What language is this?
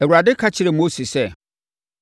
Akan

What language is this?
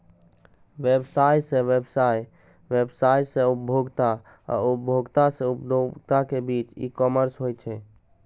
Maithili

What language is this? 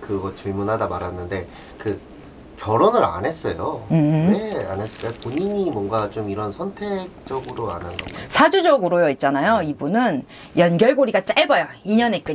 Korean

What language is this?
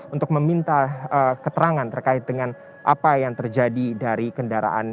Indonesian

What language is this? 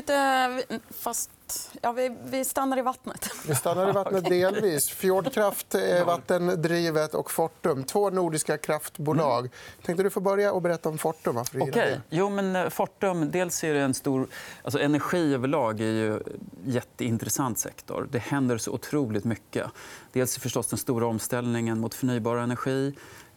Swedish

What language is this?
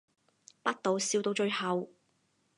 Cantonese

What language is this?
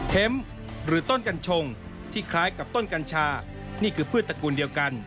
Thai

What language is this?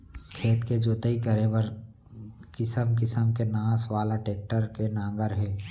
Chhattisgarhi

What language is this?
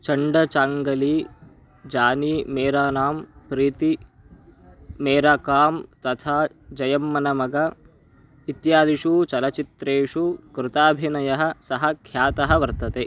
Sanskrit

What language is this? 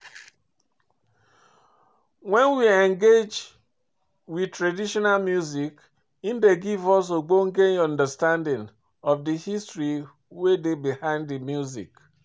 Nigerian Pidgin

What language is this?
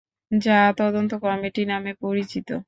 Bangla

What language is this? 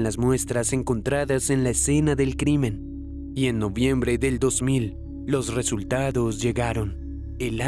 Spanish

